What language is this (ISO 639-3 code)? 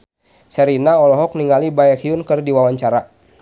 sun